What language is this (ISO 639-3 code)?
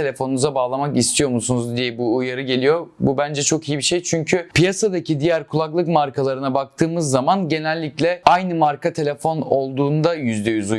tur